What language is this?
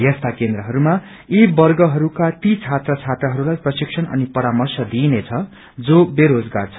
Nepali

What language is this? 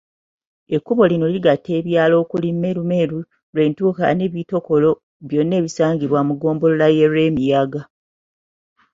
Ganda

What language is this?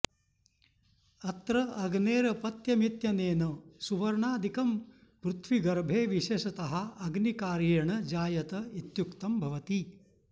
Sanskrit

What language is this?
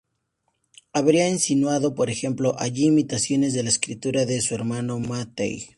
Spanish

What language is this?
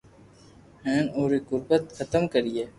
Loarki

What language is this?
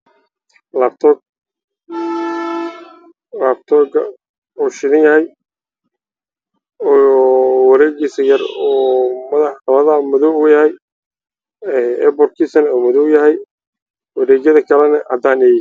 Somali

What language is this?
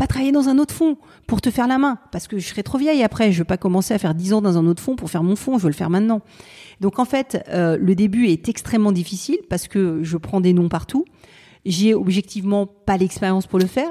French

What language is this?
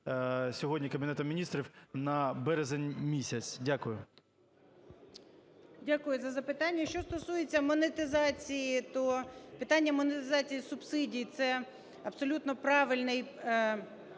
Ukrainian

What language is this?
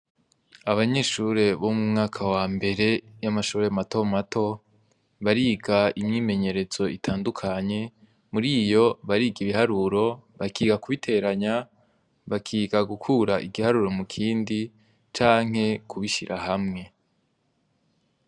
Rundi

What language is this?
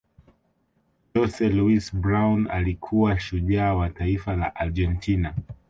Swahili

